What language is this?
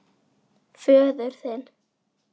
Icelandic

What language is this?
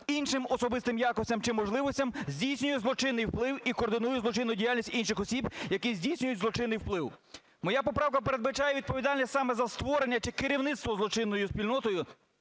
Ukrainian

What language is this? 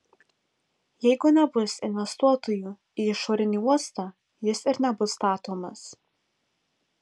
Lithuanian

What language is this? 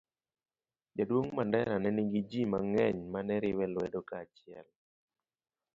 Luo (Kenya and Tanzania)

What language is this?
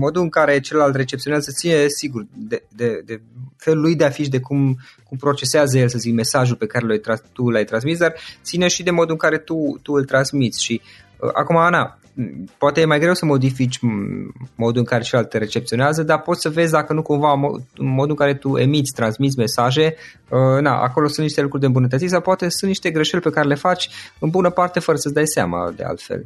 Romanian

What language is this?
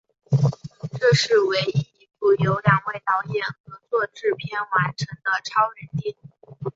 Chinese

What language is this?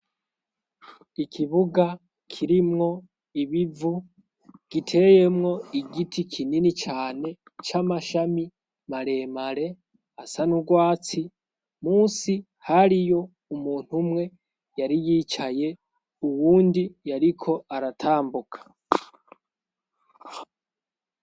Rundi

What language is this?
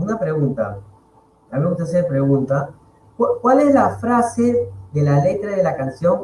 Spanish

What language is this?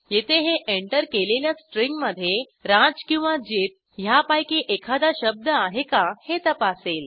Marathi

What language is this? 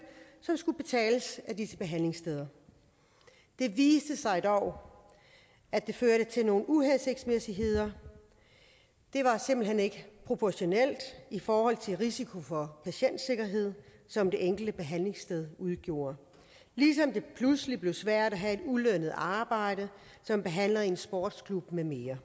Danish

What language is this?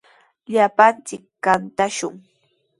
Sihuas Ancash Quechua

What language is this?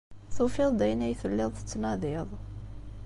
Kabyle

